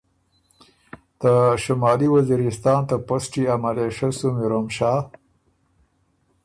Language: Ormuri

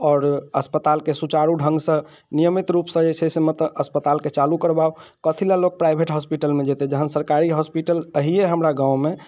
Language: Maithili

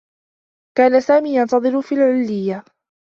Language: Arabic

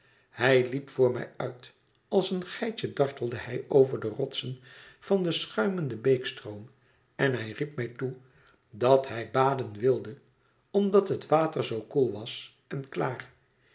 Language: Dutch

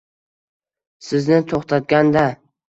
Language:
Uzbek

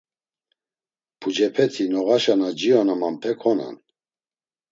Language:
Laz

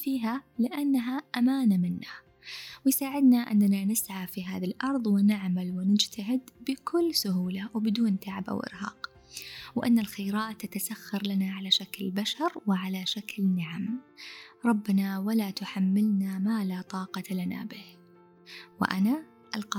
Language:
Arabic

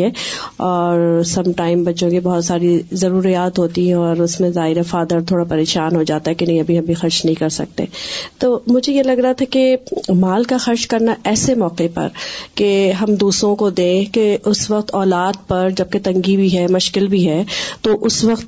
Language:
Urdu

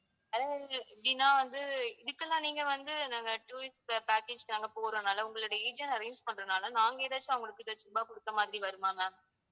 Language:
Tamil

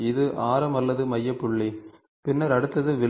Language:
Tamil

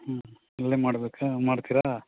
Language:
Kannada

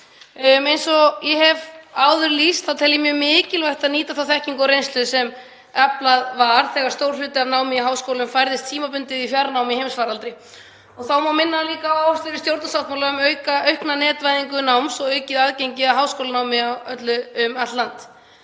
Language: Icelandic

